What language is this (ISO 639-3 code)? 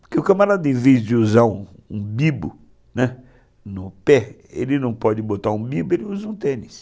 por